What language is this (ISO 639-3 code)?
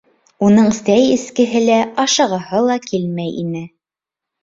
bak